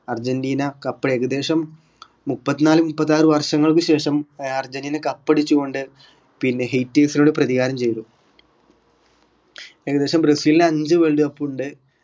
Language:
Malayalam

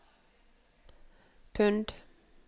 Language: Norwegian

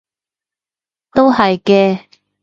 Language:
Cantonese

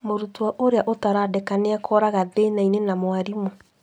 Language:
Kikuyu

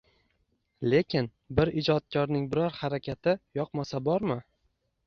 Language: Uzbek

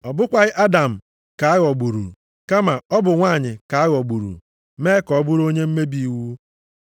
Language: Igbo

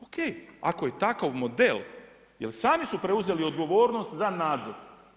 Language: Croatian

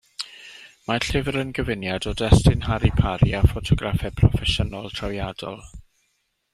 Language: Welsh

